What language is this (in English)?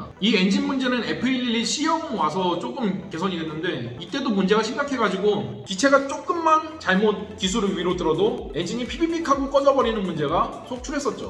Korean